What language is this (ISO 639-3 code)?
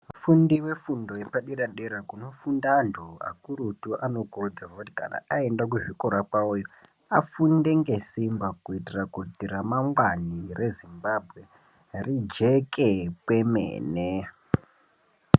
ndc